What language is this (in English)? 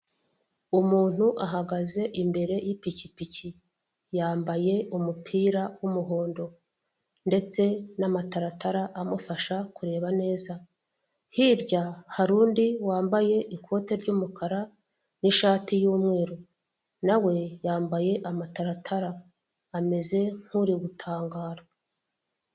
Kinyarwanda